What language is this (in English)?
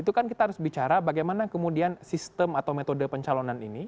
Indonesian